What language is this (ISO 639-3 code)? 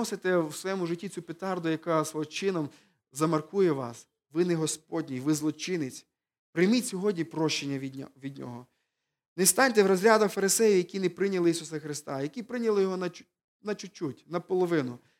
ukr